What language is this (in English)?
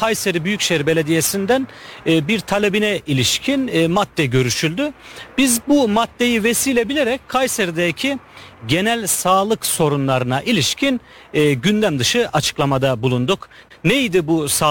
Turkish